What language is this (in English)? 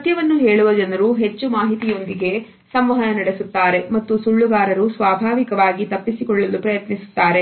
Kannada